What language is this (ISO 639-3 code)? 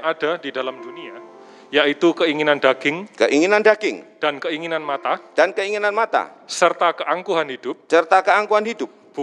ind